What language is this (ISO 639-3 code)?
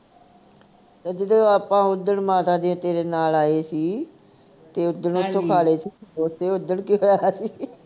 pan